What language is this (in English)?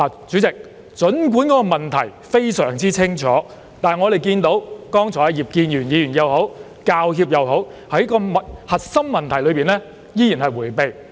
Cantonese